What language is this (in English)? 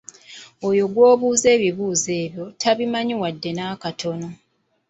Ganda